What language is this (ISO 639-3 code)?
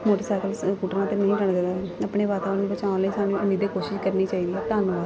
pan